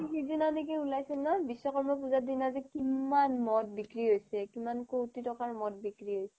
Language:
Assamese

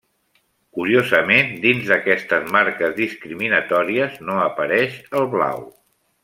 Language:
Catalan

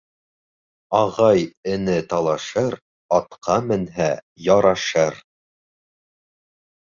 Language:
Bashkir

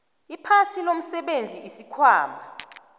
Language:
South Ndebele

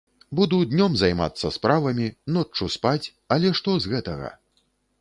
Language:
Belarusian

